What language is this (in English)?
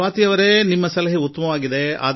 Kannada